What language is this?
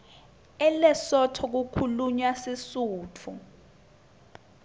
Swati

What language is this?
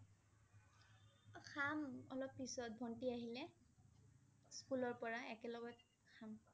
Assamese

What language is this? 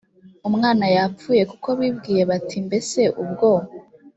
Kinyarwanda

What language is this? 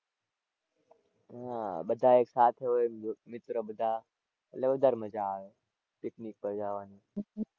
Gujarati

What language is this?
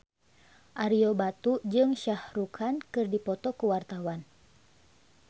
Sundanese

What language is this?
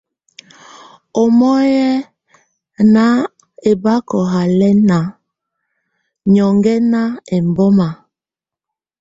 Tunen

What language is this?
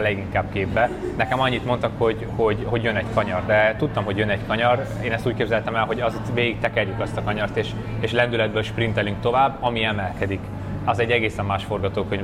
Hungarian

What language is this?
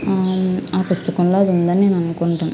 Telugu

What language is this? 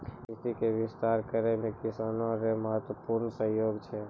Maithili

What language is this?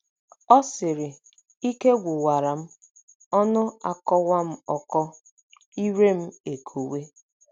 Igbo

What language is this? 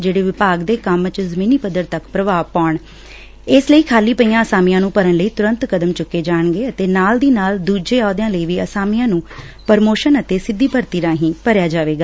Punjabi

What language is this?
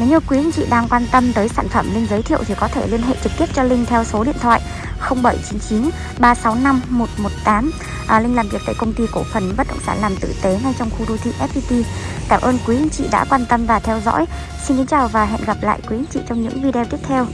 Vietnamese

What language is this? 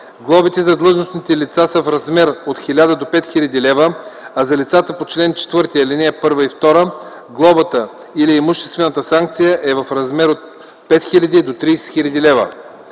Bulgarian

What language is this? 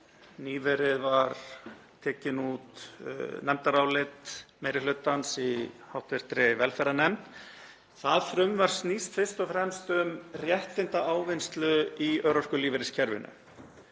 Icelandic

